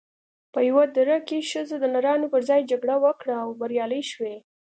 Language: Pashto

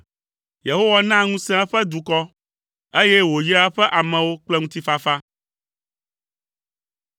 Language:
Ewe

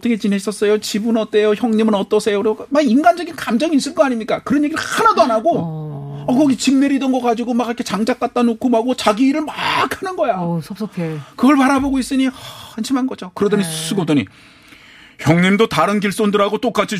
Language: Korean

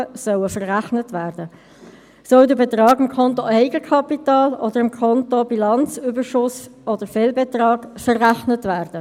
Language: Swiss German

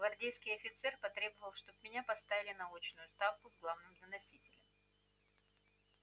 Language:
Russian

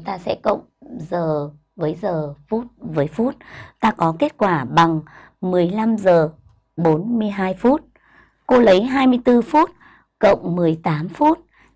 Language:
Vietnamese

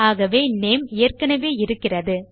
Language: Tamil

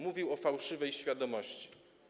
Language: Polish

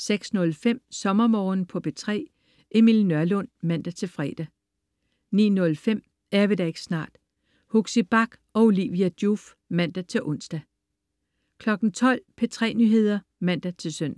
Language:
Danish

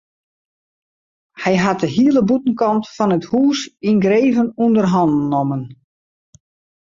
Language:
Western Frisian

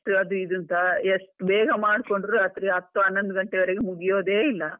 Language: Kannada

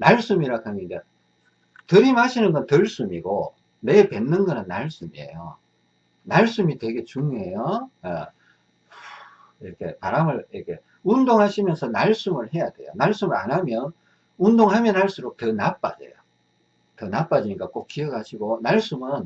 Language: Korean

